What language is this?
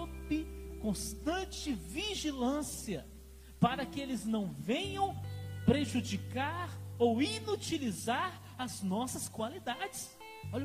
Portuguese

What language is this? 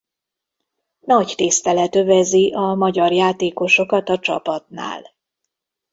Hungarian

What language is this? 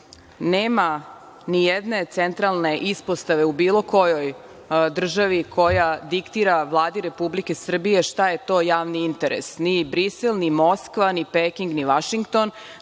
Serbian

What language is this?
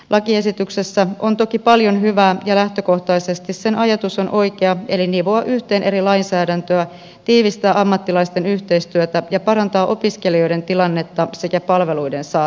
Finnish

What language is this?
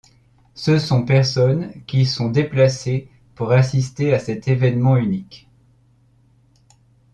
French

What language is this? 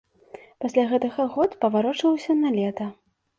Belarusian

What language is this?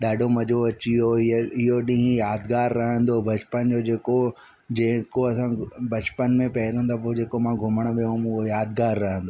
Sindhi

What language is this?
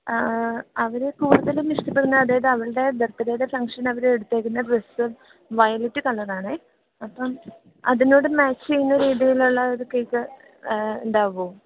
Malayalam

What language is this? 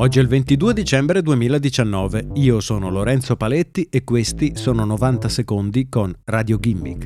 Italian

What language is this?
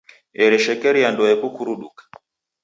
Taita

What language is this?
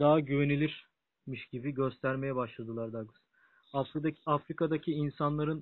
Turkish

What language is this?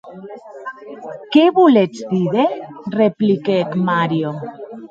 Occitan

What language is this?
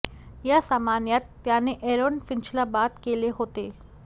Marathi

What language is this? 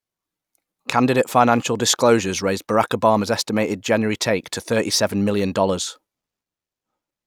English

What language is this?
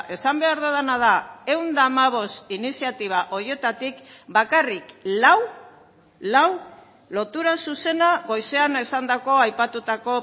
Basque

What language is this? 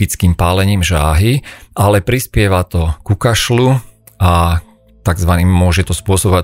Slovak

